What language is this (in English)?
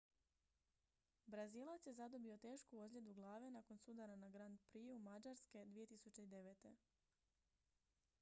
Croatian